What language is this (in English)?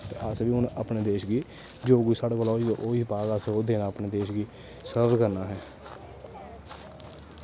Dogri